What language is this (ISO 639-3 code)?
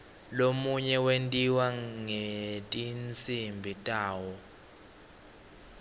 ssw